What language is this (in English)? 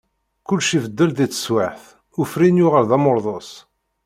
Kabyle